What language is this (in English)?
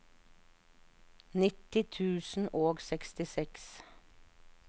Norwegian